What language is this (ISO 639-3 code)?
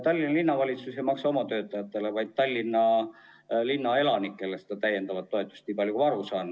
est